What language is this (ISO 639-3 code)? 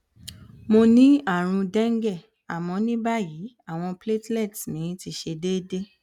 yor